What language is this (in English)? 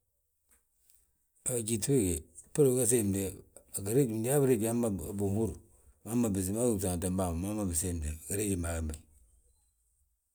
Balanta-Ganja